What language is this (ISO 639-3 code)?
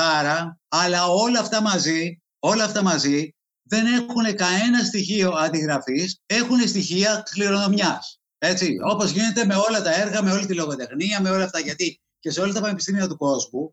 ell